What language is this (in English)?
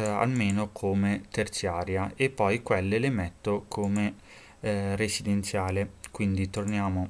Italian